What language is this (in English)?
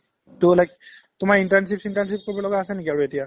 Assamese